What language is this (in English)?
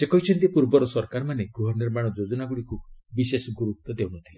Odia